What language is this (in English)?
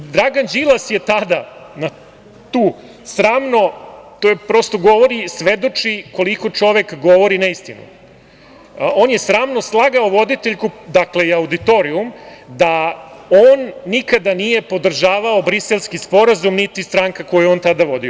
Serbian